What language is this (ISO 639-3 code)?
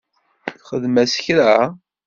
kab